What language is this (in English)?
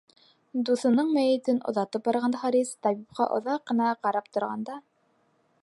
Bashkir